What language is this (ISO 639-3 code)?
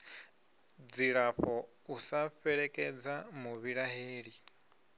ven